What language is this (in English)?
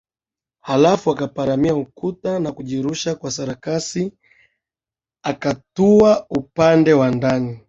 Swahili